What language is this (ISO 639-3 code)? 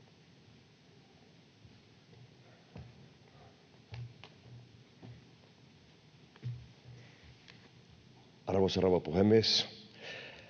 fin